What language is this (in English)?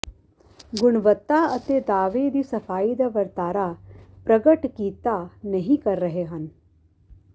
Punjabi